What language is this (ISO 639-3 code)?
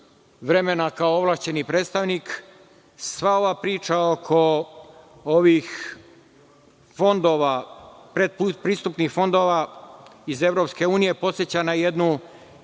srp